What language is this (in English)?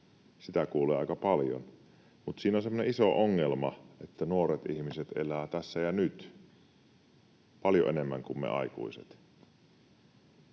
Finnish